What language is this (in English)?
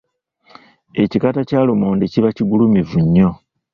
Ganda